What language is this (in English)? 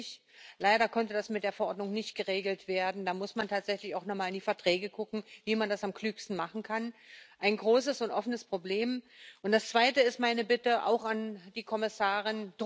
Dutch